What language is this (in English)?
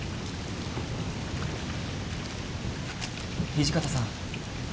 Japanese